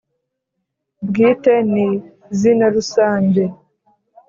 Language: Kinyarwanda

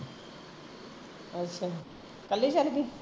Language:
Punjabi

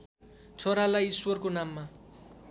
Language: Nepali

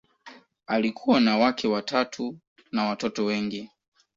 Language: Swahili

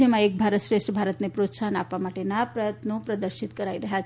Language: Gujarati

